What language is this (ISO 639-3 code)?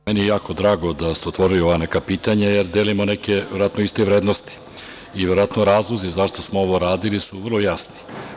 srp